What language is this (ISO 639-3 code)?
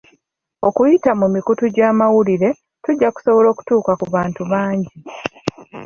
lug